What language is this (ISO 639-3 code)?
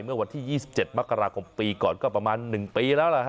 tha